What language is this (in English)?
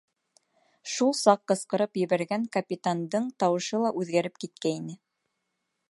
Bashkir